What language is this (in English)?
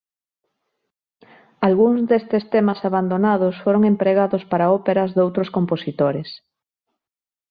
Galician